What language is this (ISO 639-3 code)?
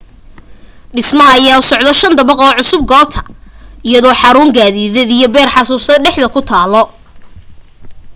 som